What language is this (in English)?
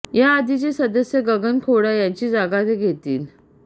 Marathi